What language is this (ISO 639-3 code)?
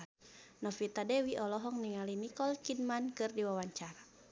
sun